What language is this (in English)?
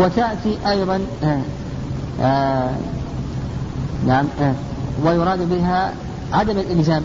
Arabic